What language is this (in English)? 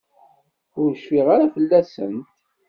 Kabyle